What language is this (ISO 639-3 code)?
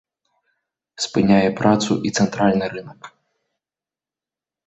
bel